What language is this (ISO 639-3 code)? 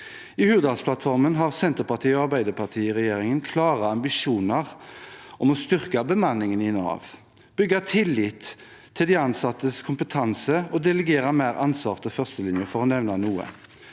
nor